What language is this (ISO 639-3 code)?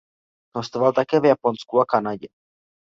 ces